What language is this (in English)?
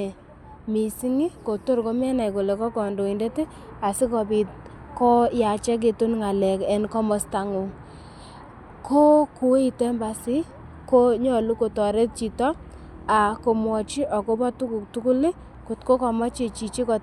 Kalenjin